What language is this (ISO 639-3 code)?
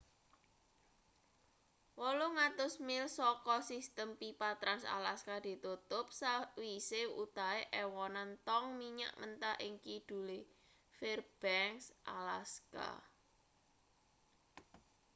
jav